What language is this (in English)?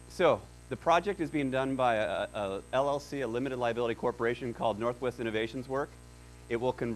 English